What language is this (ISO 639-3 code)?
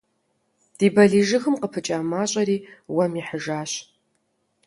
kbd